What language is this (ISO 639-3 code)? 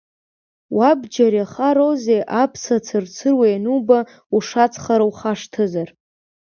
abk